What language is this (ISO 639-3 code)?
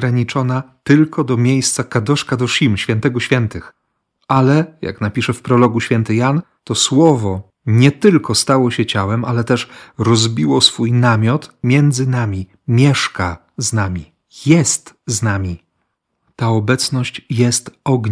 pol